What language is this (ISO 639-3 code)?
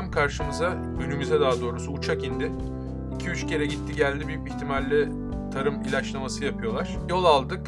tur